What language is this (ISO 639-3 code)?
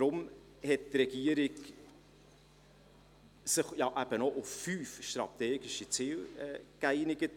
gsw